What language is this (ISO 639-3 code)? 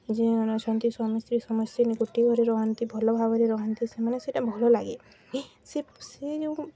ori